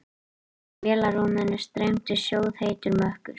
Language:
Icelandic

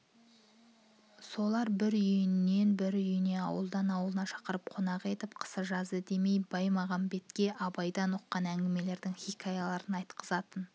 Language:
Kazakh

